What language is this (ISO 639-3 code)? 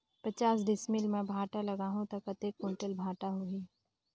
hne